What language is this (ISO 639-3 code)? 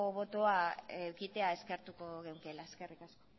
eus